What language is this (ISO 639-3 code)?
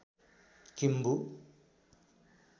nep